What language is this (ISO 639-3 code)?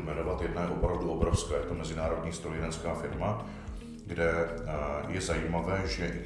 ces